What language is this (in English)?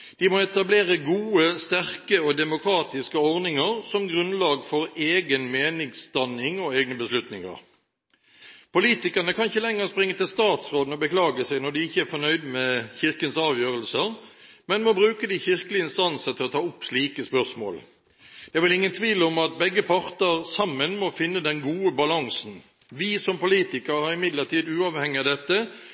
Norwegian Bokmål